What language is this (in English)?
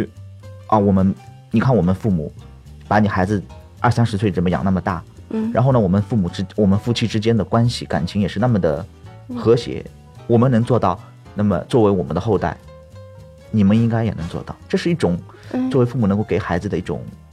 Chinese